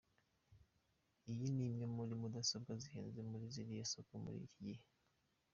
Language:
Kinyarwanda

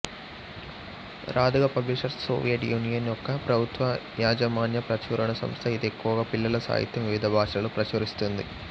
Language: Telugu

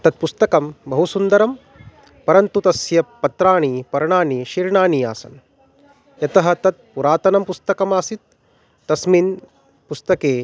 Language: Sanskrit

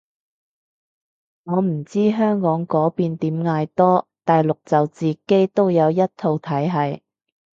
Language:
Cantonese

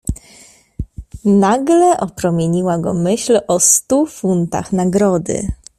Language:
Polish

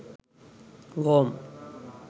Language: Sinhala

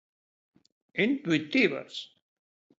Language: Galician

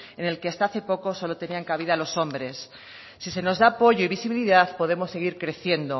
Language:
Spanish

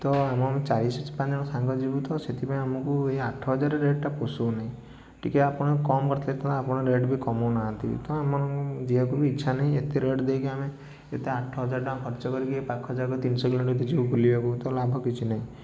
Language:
Odia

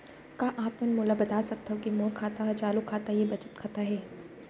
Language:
Chhattisgarhi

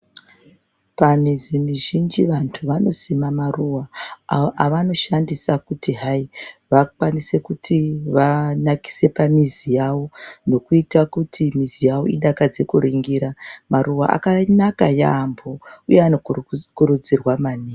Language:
Ndau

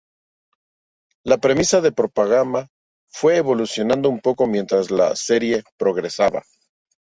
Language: Spanish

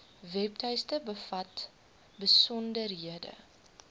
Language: Afrikaans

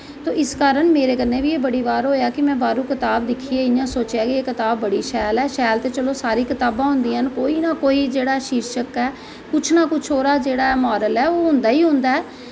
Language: Dogri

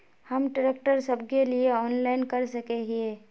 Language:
Magahi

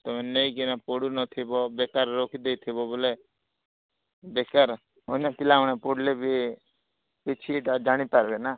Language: Odia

